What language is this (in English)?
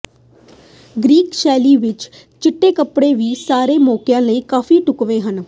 Punjabi